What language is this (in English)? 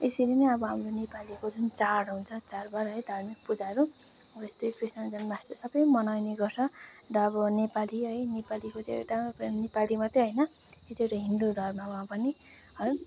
Nepali